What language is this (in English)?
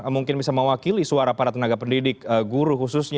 Indonesian